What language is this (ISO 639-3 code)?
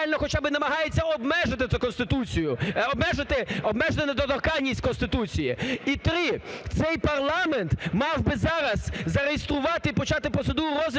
ukr